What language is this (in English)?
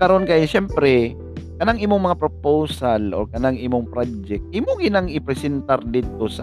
Filipino